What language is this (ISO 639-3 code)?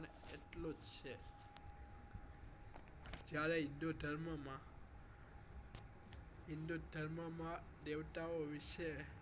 guj